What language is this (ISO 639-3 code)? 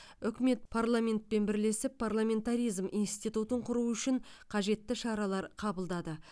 kaz